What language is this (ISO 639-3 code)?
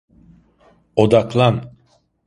tur